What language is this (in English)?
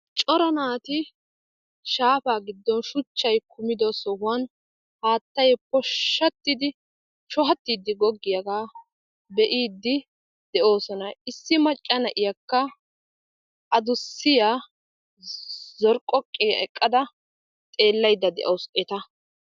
Wolaytta